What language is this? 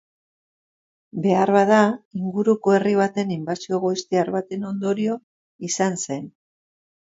Basque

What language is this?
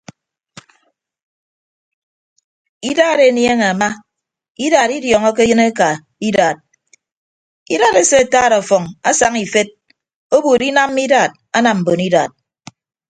Ibibio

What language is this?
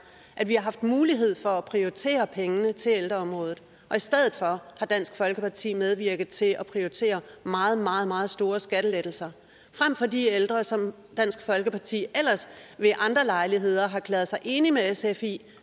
Danish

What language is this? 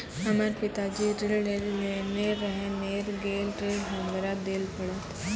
Maithili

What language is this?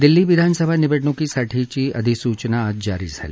Marathi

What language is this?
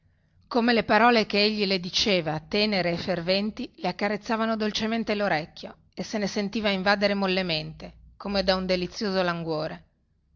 Italian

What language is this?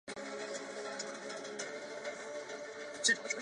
Chinese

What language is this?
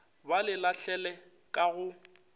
Northern Sotho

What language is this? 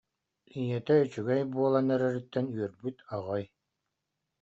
Yakut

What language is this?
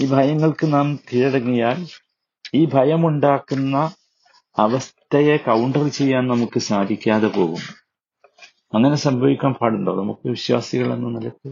Malayalam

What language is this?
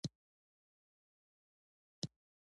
Pashto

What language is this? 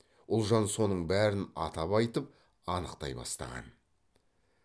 Kazakh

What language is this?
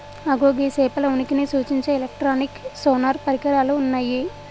Telugu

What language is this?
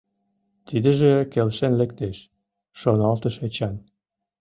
Mari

